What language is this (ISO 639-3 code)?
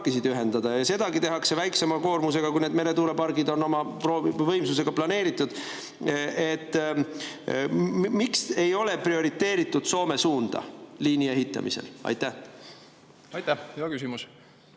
est